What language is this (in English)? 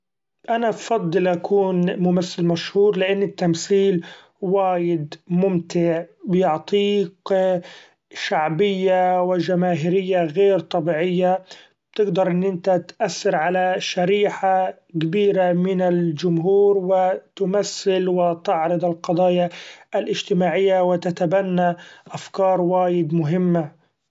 Gulf Arabic